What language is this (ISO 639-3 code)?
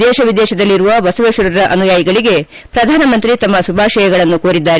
kan